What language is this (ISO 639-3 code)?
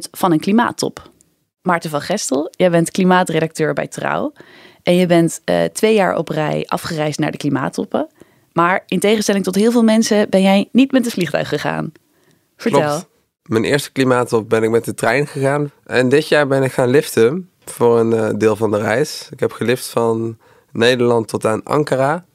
nld